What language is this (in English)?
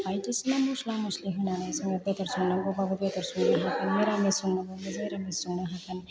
Bodo